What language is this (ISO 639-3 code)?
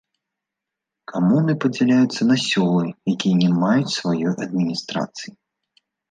bel